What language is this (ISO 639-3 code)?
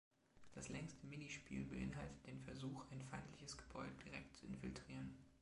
deu